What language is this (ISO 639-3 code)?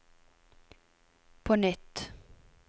nor